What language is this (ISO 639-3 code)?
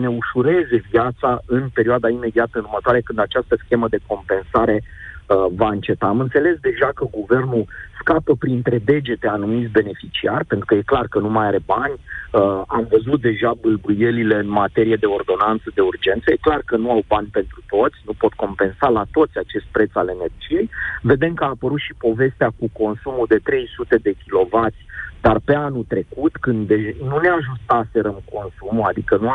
ron